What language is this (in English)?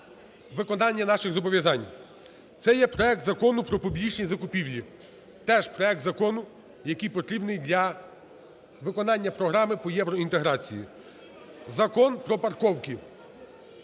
Ukrainian